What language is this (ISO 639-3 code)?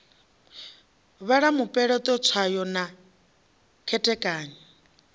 ven